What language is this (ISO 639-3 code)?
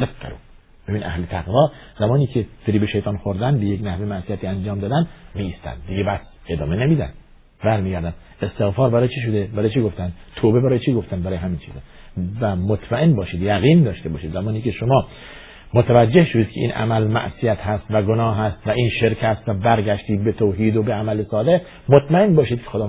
fas